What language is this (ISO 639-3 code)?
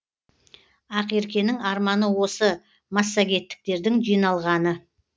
kaz